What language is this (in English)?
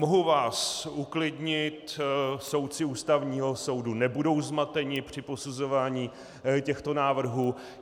Czech